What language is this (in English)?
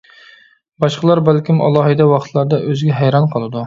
Uyghur